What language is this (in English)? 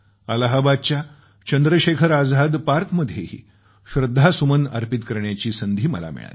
Marathi